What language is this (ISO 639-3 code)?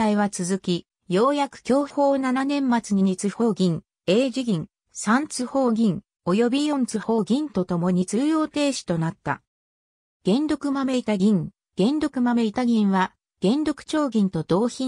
jpn